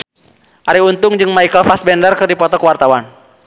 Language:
Sundanese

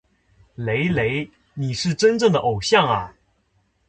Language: Chinese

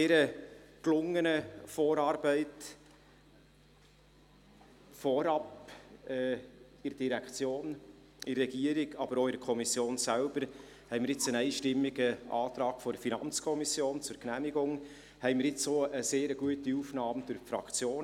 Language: Swiss German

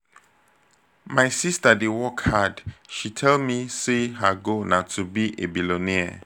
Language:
Nigerian Pidgin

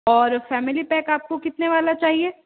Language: Hindi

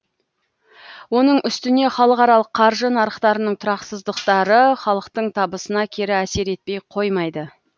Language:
Kazakh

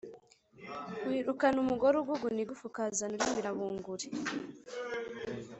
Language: Kinyarwanda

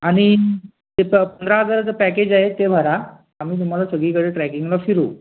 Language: Marathi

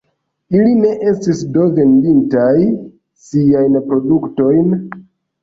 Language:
Esperanto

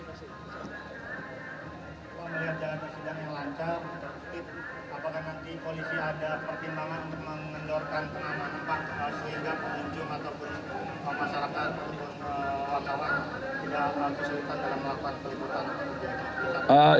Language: Indonesian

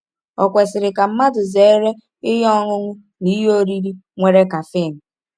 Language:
Igbo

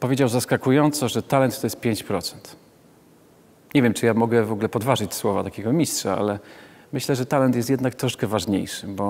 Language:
Polish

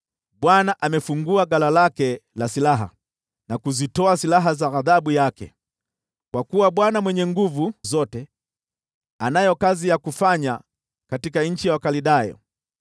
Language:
Swahili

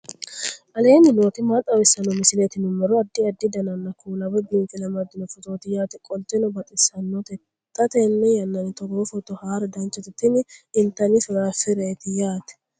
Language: Sidamo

